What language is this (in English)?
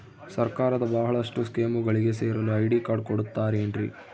Kannada